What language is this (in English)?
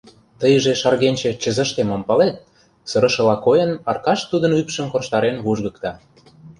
Mari